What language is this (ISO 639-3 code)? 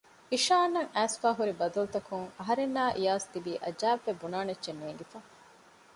div